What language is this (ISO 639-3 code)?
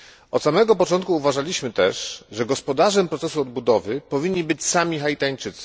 pol